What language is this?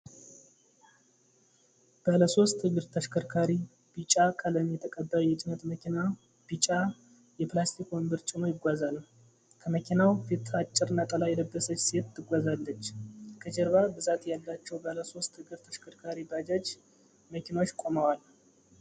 Amharic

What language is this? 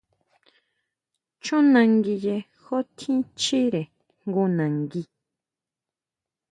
Huautla Mazatec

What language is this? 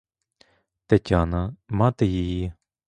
Ukrainian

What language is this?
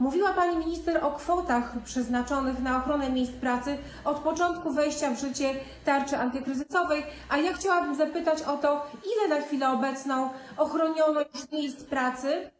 Polish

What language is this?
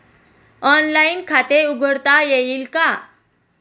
Marathi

